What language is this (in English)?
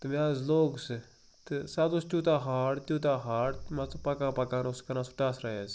Kashmiri